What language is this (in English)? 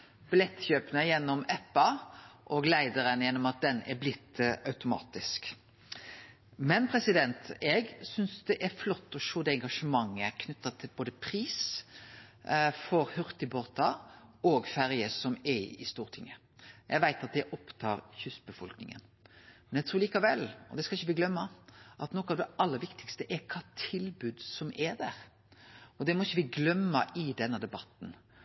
Norwegian Nynorsk